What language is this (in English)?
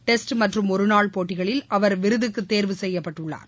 Tamil